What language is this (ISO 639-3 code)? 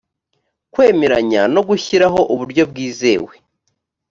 kin